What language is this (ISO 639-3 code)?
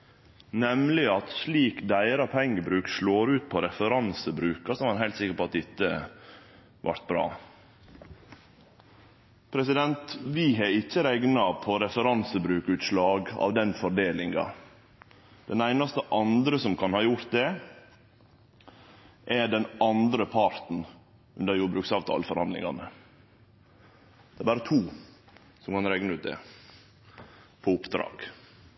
nno